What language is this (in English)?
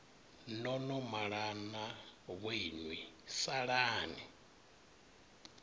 Venda